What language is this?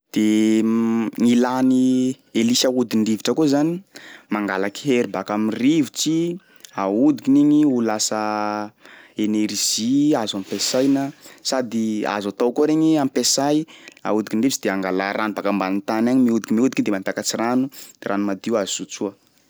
Sakalava Malagasy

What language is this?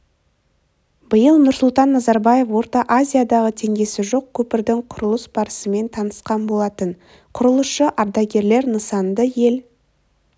Kazakh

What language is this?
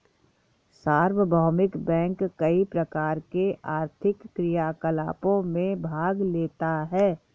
Hindi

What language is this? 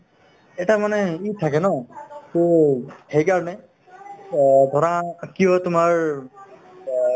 Assamese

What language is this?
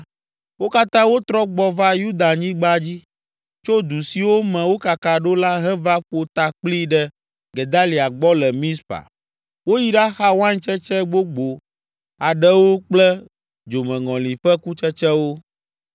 Ewe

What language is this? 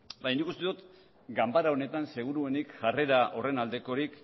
Basque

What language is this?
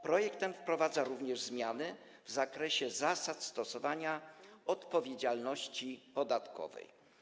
Polish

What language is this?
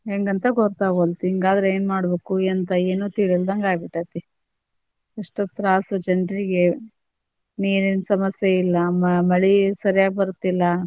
Kannada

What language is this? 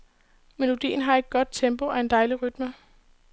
Danish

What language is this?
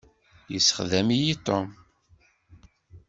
Kabyle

